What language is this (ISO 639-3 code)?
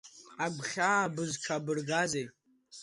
abk